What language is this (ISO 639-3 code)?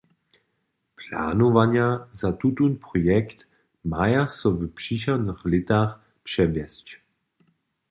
hsb